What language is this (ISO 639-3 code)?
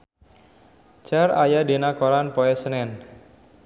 sun